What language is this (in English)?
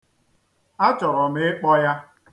Igbo